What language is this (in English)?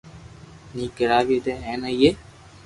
Loarki